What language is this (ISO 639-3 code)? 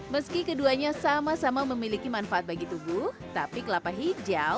ind